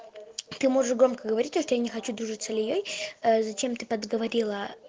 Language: Russian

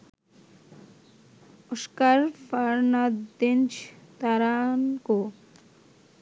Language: Bangla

